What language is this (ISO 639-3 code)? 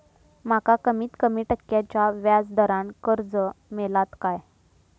mar